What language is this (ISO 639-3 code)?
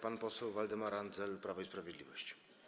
pol